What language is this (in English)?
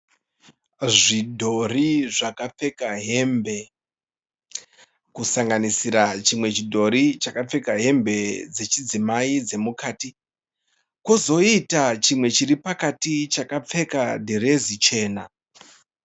Shona